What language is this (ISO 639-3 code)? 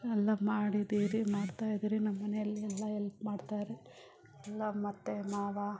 kan